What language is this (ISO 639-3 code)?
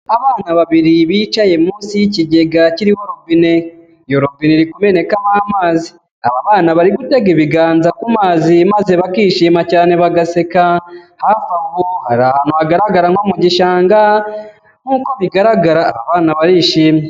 kin